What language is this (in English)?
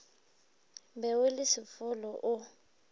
Northern Sotho